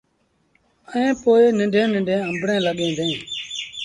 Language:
Sindhi Bhil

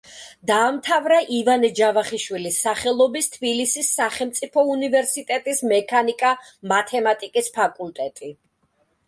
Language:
Georgian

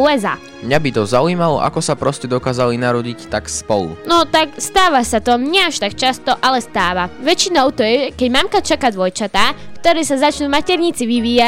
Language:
Slovak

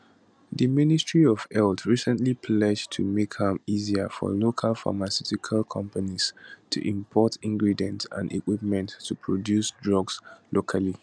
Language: Nigerian Pidgin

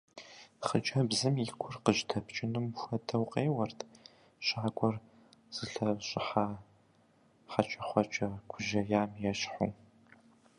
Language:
Kabardian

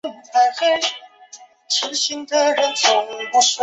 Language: Chinese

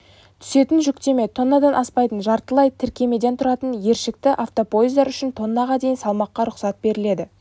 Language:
Kazakh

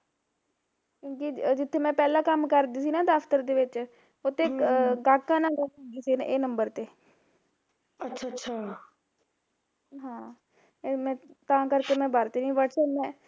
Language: Punjabi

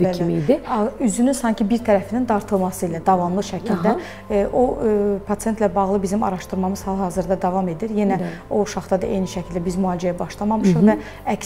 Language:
Turkish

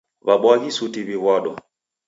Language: Taita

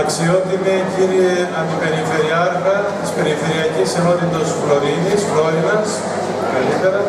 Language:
Greek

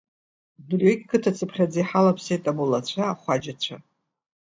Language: Abkhazian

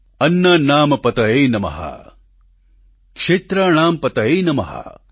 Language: Gujarati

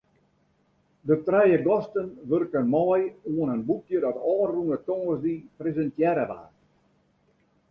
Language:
Western Frisian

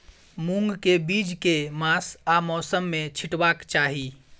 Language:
Maithili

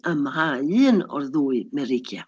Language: Welsh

